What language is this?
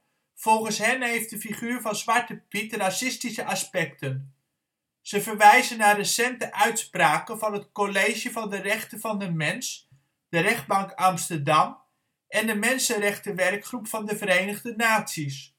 Dutch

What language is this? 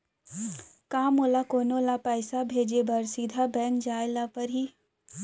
Chhattisgarhi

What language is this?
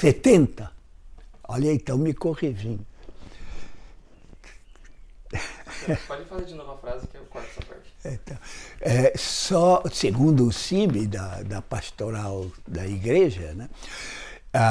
Portuguese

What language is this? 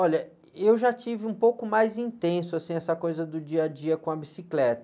Portuguese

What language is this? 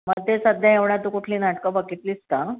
Marathi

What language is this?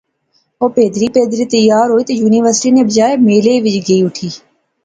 Pahari-Potwari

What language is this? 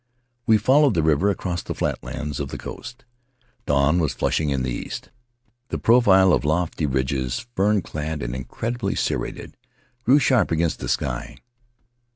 English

